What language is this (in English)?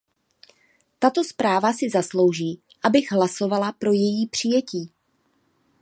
Czech